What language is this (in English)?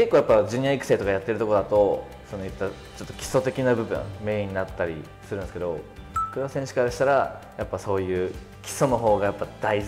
Japanese